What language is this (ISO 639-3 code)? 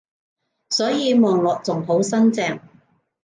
yue